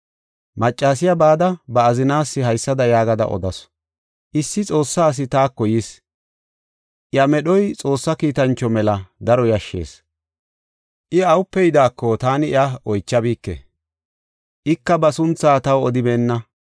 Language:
Gofa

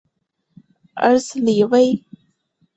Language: Chinese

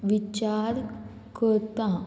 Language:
Konkani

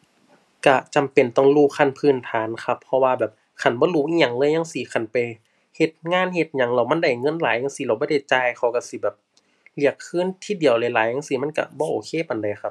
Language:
Thai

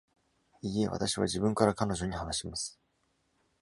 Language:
Japanese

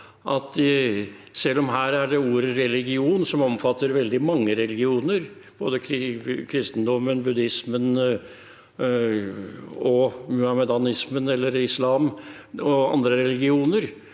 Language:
Norwegian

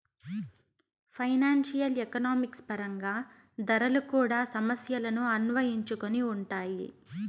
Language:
Telugu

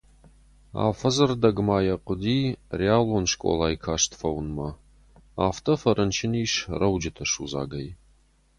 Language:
Ossetic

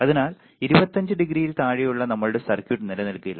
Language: Malayalam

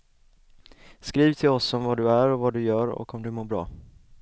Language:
Swedish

